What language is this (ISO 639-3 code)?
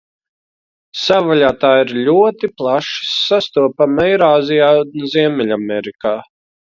lav